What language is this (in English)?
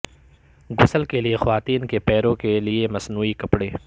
Urdu